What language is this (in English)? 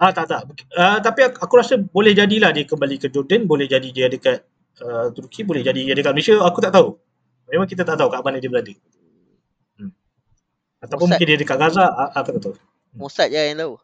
Malay